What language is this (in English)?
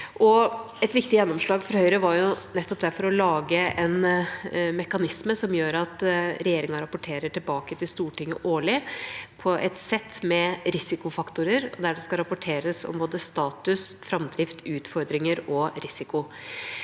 Norwegian